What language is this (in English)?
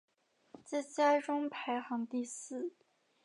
Chinese